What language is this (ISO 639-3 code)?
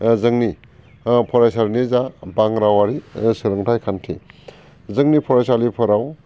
brx